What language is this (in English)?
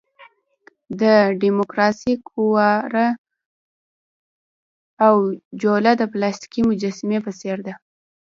Pashto